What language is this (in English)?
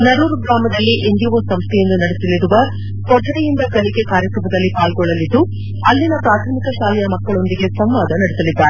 Kannada